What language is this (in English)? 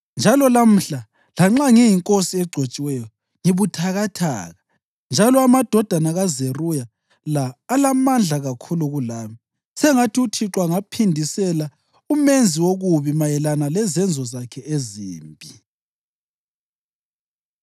North Ndebele